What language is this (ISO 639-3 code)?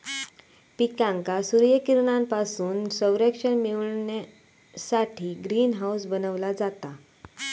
mar